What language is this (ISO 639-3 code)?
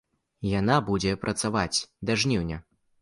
bel